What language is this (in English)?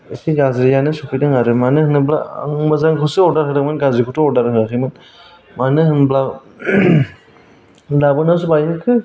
Bodo